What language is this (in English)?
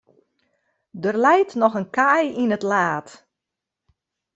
Western Frisian